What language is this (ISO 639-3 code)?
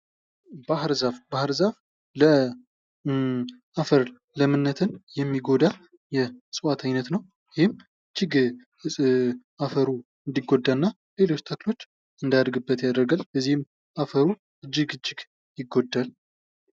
amh